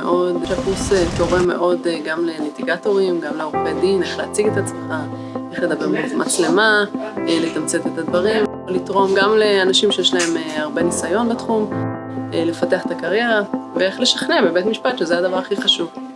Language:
Hebrew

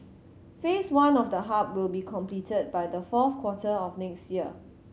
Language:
English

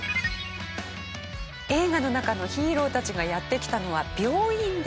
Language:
Japanese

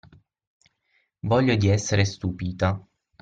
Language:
Italian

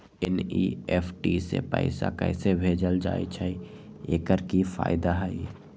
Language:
Magahi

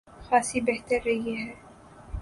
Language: Urdu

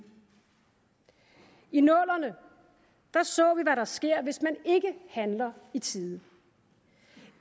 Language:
Danish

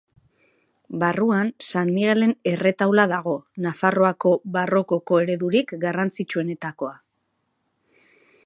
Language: Basque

